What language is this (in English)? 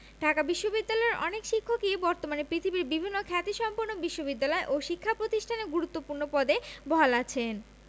Bangla